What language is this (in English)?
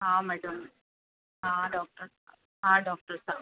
Sindhi